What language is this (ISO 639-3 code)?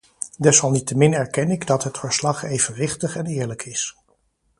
nld